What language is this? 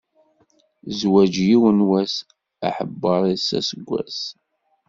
Kabyle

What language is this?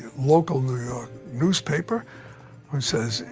English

